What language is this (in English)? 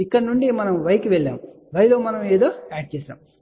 Telugu